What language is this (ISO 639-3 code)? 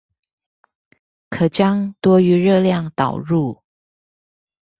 zho